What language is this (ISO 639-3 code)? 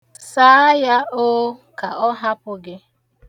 ibo